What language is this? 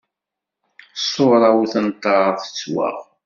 Kabyle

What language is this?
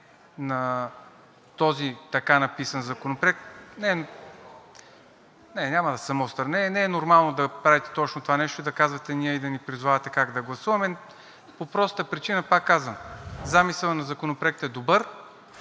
Bulgarian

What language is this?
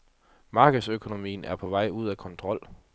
Danish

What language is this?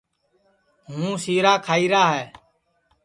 Sansi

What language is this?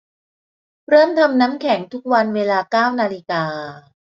Thai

